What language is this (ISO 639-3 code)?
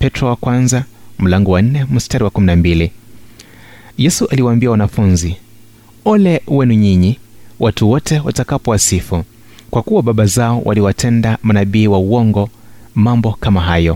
swa